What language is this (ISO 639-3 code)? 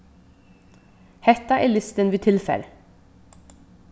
fao